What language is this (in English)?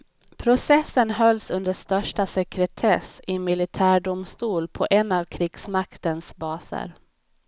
Swedish